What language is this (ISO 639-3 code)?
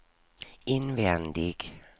swe